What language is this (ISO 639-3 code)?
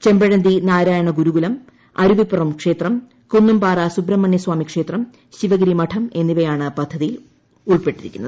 mal